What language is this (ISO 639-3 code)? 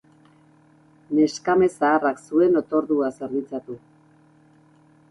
eus